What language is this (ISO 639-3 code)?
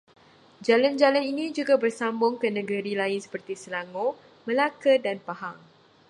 msa